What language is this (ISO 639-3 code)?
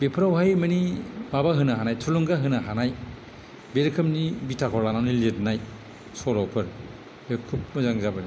brx